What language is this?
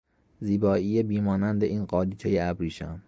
Persian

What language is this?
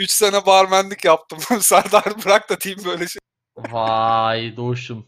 Turkish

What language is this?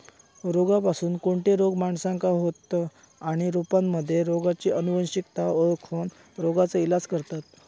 Marathi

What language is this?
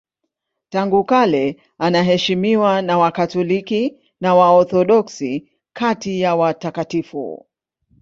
Swahili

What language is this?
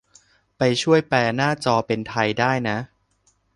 Thai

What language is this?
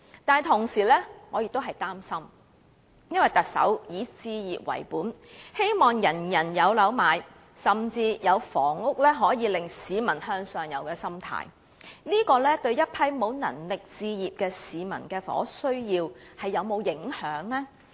Cantonese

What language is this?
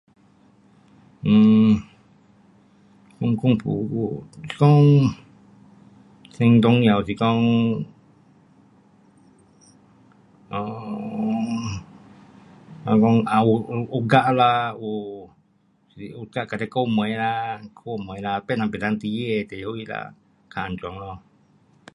Pu-Xian Chinese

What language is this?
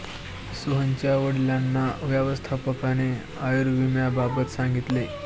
Marathi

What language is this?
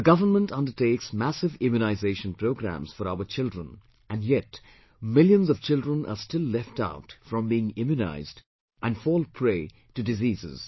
English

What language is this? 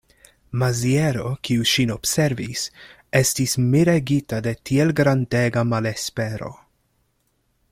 Esperanto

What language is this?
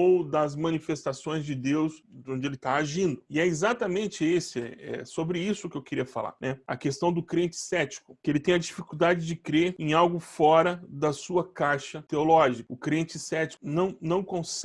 Portuguese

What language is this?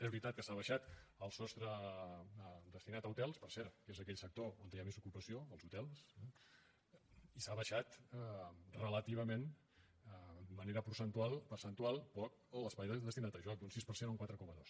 Catalan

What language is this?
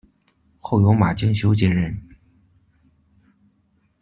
Chinese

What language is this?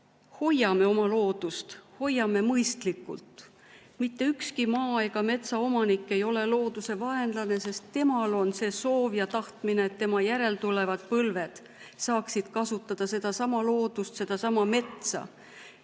Estonian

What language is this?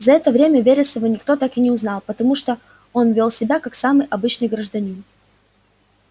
Russian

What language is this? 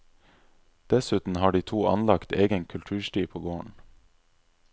Norwegian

